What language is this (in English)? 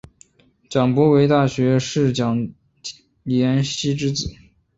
Chinese